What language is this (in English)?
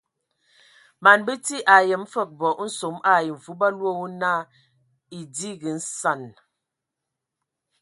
Ewondo